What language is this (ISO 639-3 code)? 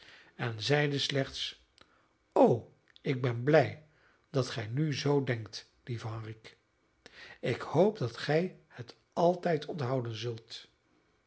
nld